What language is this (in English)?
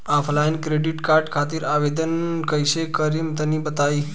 Bhojpuri